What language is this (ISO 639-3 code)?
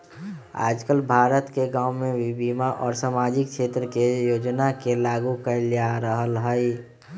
mag